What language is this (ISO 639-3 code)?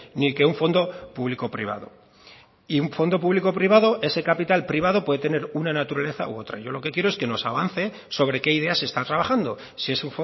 spa